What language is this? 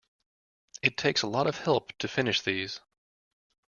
English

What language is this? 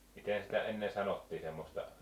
Finnish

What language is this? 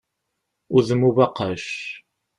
Kabyle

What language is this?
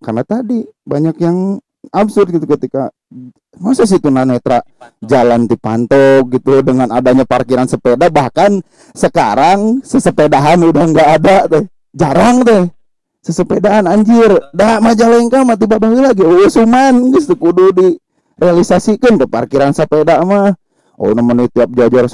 Indonesian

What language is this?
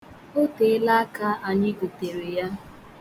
Igbo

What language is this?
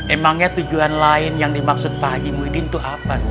Indonesian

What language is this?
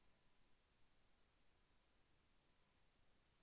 Telugu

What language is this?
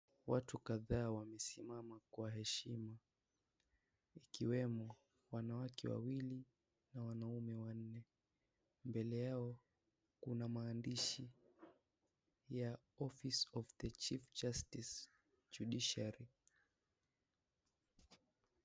Swahili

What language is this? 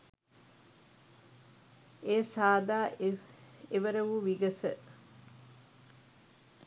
Sinhala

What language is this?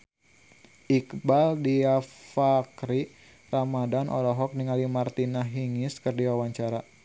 Sundanese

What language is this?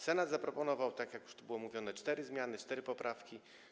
Polish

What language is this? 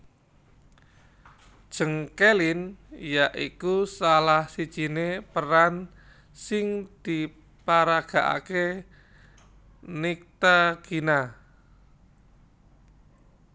Javanese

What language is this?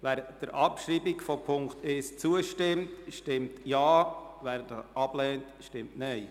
Swiss German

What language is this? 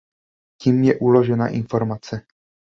Czech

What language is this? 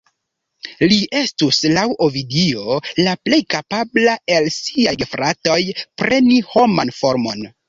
Esperanto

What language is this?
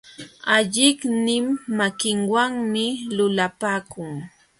Jauja Wanca Quechua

